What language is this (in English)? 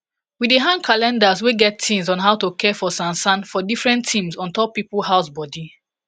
Nigerian Pidgin